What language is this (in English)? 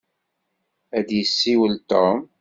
Kabyle